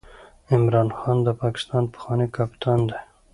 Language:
Pashto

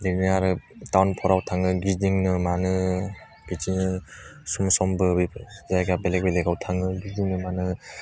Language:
Bodo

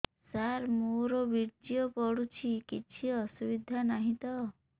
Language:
Odia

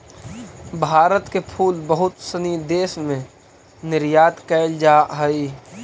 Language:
Magahi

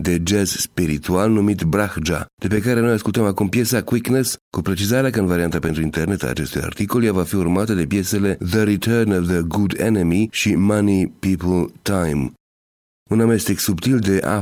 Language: Romanian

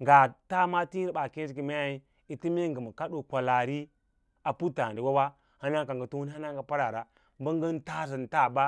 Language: Lala-Roba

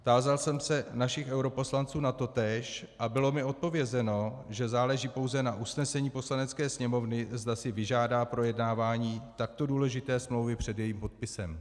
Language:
Czech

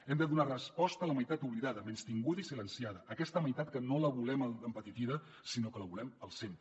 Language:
Catalan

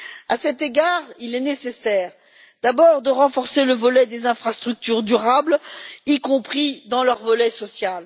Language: French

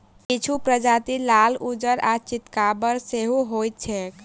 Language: Maithili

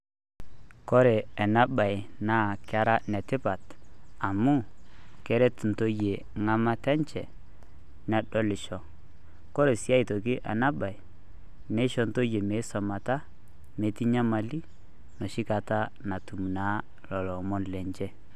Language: Masai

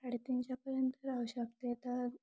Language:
Marathi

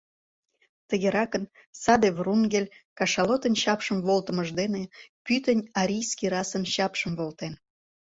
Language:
Mari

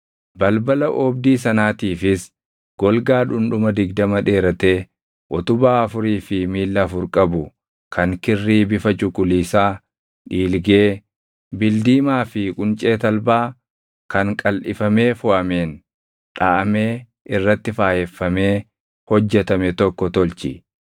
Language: Oromo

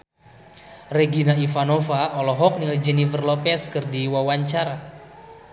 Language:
Sundanese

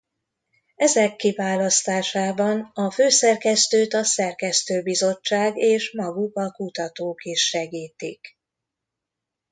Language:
Hungarian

